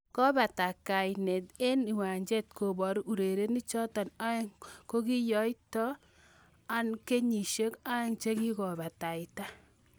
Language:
Kalenjin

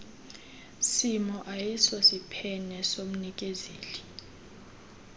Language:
Xhosa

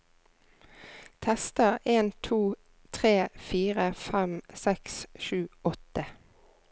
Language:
Norwegian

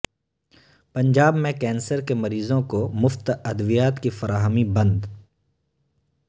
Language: Urdu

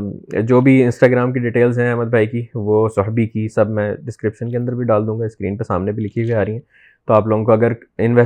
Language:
Urdu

